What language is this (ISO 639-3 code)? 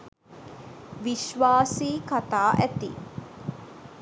sin